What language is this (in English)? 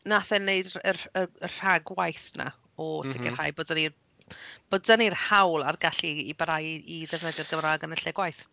Welsh